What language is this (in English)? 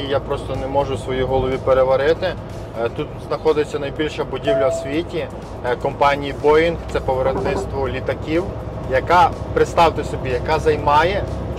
Ukrainian